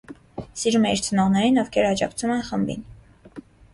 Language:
Armenian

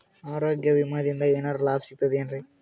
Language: Kannada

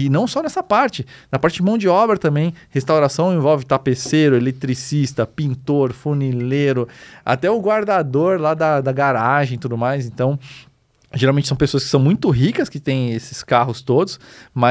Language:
Portuguese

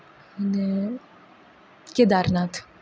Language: Gujarati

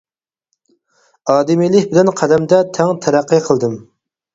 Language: Uyghur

